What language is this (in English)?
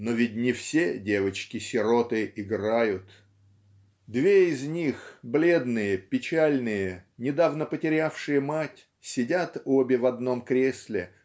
Russian